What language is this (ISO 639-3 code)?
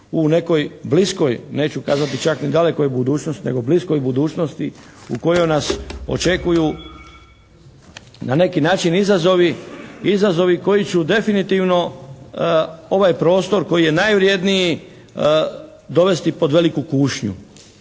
hrv